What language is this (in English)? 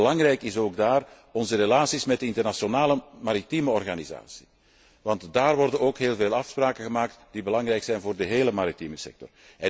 Dutch